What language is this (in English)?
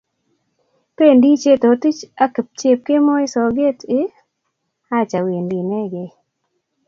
Kalenjin